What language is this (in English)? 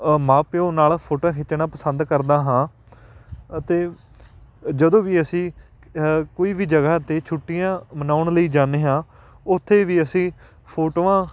Punjabi